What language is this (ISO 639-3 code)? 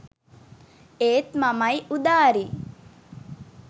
sin